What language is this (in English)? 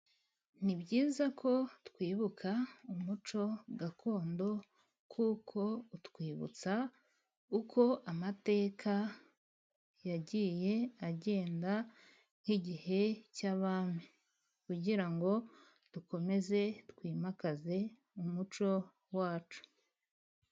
Kinyarwanda